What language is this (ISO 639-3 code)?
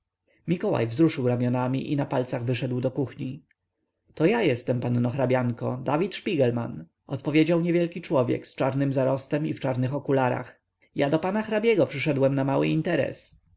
pol